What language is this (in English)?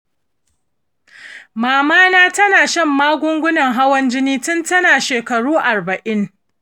Hausa